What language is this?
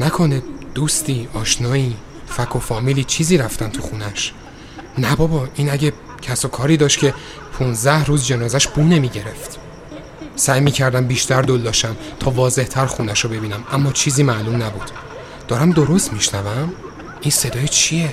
Persian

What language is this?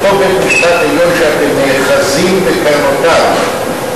Hebrew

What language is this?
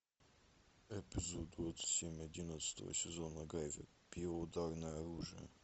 Russian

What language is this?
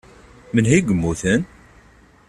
Kabyle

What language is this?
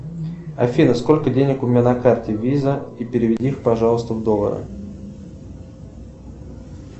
Russian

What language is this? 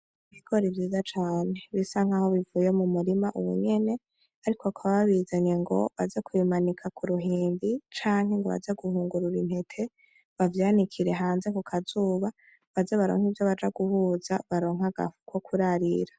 Rundi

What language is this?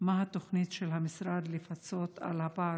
Hebrew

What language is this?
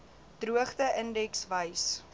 Afrikaans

